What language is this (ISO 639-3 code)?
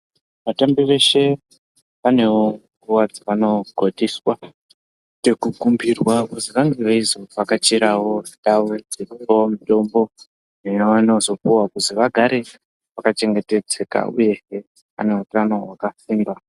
ndc